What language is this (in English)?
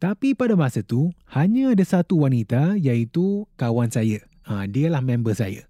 Malay